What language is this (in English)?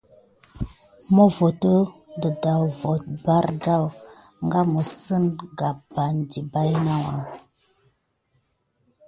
Gidar